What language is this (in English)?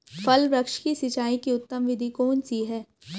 Hindi